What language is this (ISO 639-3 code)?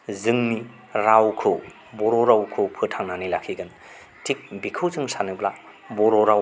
brx